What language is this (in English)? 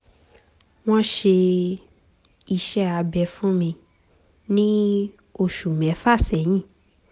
Yoruba